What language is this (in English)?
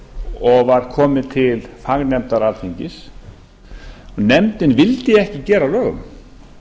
Icelandic